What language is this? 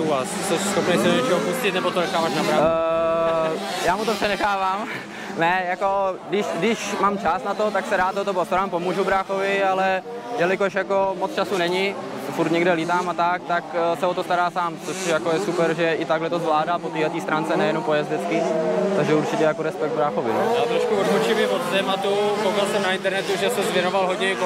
Czech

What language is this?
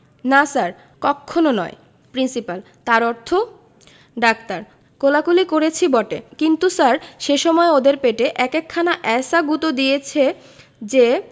Bangla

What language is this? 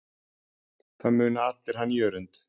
Icelandic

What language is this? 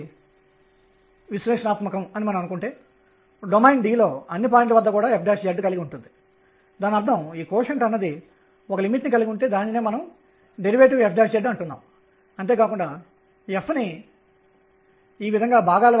Telugu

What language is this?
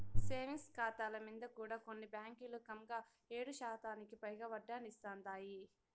Telugu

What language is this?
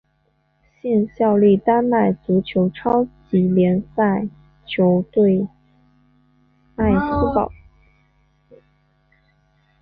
Chinese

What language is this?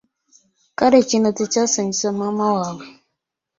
Ganda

